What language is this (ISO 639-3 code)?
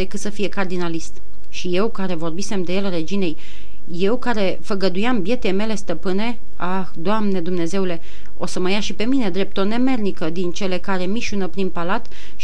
ron